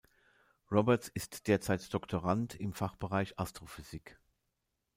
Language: German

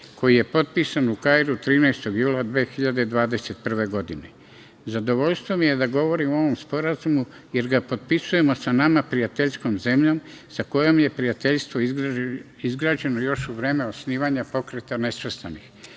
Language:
Serbian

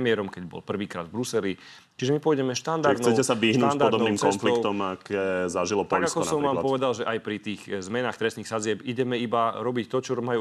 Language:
Slovak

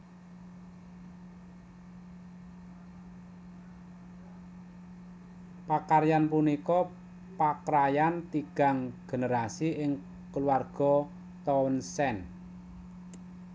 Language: Javanese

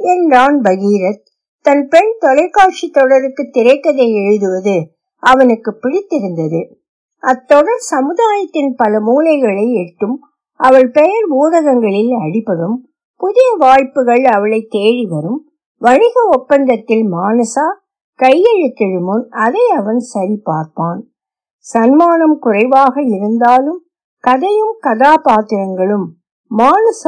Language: Tamil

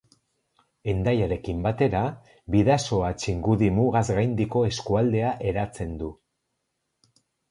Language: Basque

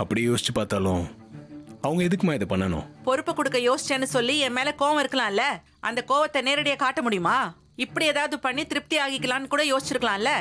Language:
Turkish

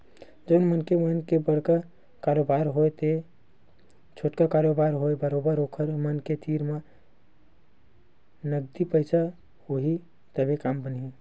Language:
Chhattisgarhi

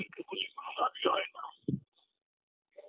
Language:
Bangla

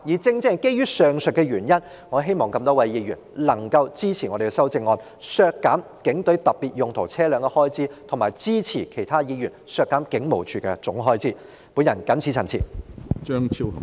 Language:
Cantonese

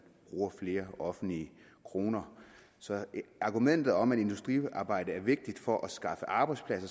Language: Danish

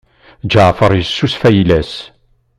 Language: Kabyle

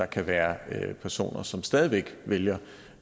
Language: Danish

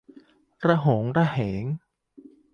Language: Thai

